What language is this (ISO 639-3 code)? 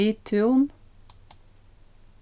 fao